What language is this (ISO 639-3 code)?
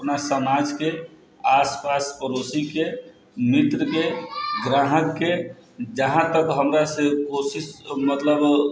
mai